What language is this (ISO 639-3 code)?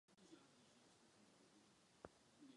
ces